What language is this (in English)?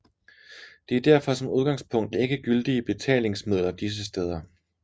Danish